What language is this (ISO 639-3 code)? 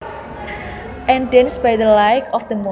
jav